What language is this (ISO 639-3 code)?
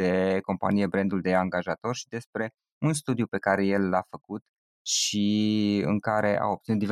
ron